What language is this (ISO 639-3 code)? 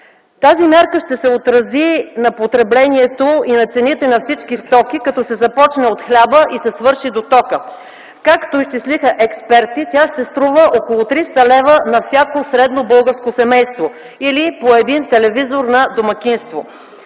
bul